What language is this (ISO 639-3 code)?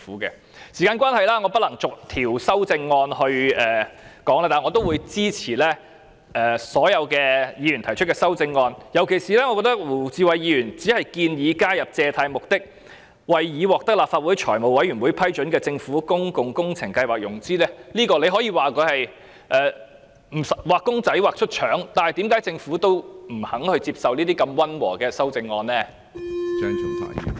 yue